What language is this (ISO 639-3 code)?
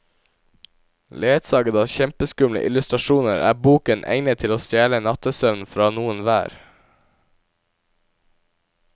nor